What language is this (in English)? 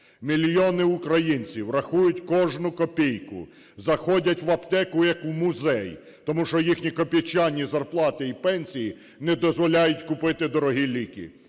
Ukrainian